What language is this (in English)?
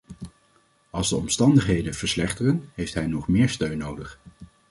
Dutch